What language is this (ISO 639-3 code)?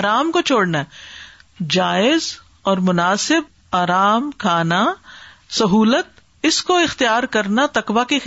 urd